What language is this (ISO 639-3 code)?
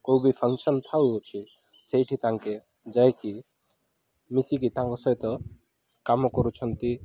ori